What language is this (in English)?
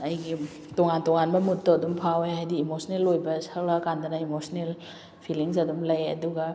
Manipuri